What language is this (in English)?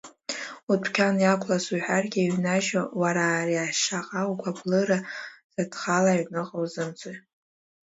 Abkhazian